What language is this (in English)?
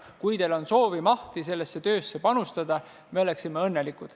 Estonian